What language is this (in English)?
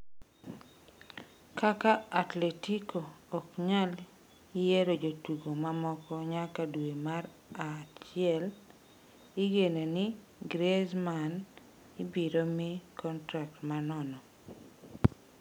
Luo (Kenya and Tanzania)